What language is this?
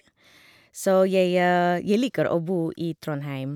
Norwegian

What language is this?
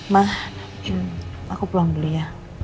Indonesian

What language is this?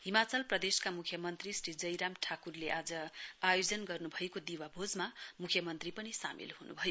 Nepali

